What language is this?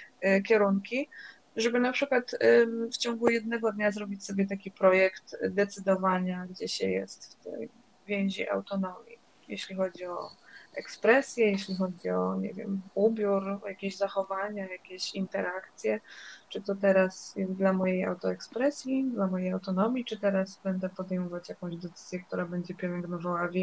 Polish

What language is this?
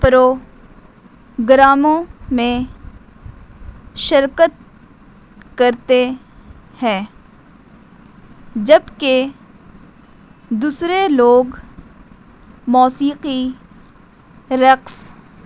Urdu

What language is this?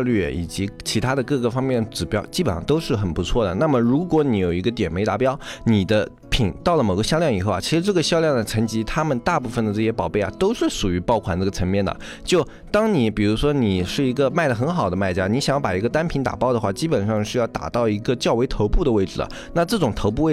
Chinese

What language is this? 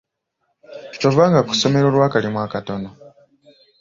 Ganda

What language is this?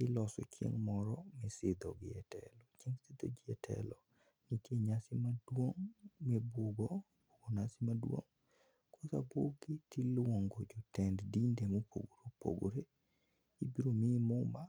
Luo (Kenya and Tanzania)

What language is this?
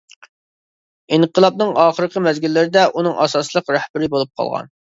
Uyghur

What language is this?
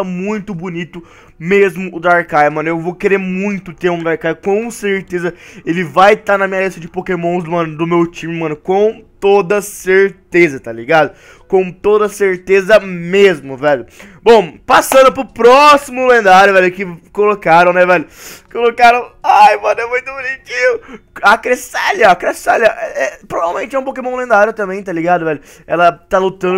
Portuguese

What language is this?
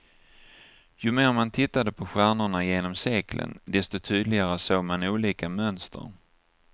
Swedish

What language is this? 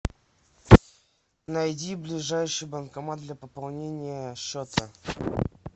Russian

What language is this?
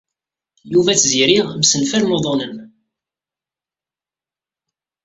Kabyle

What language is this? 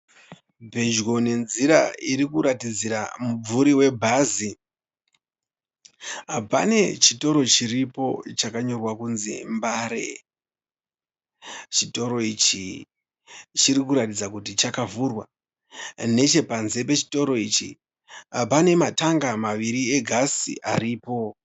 Shona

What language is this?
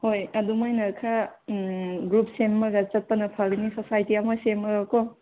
Manipuri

